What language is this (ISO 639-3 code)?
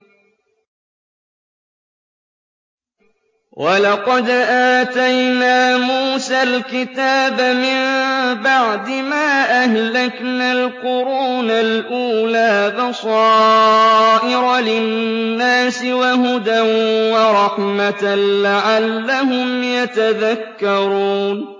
ara